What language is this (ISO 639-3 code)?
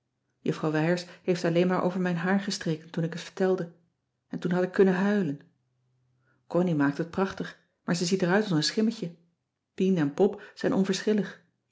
nld